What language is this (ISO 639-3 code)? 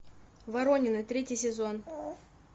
rus